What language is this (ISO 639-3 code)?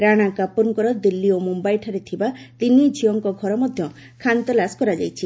ori